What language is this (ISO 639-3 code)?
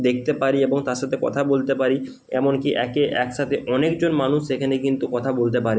ben